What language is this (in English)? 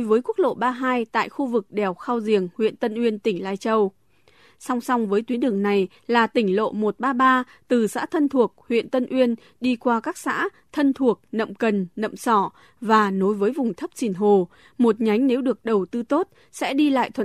Vietnamese